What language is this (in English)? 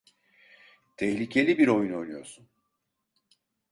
Turkish